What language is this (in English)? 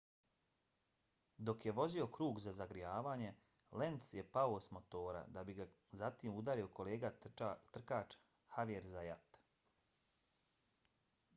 Bosnian